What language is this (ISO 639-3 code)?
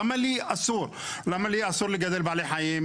heb